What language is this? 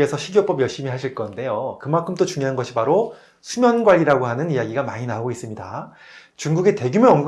Korean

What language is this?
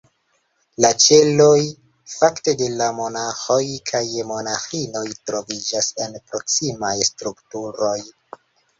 Esperanto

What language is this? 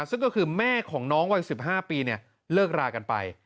Thai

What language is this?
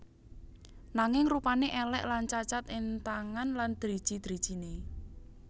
Javanese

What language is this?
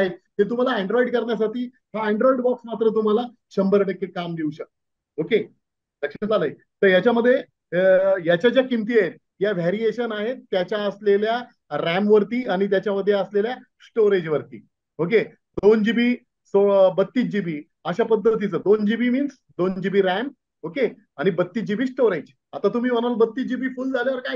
Hindi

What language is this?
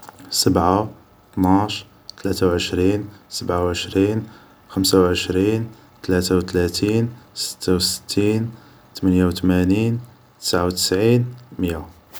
Algerian Arabic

